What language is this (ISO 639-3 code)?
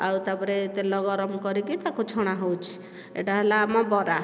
ori